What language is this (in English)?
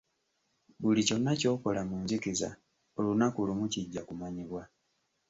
Ganda